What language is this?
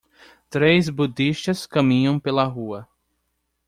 Portuguese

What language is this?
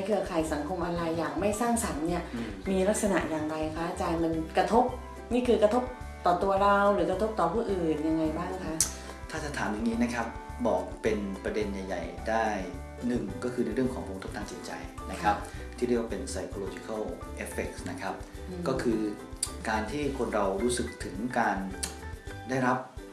Thai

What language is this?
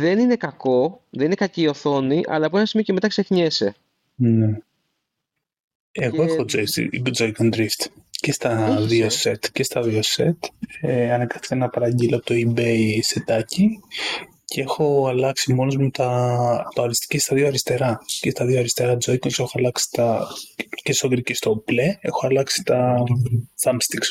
Greek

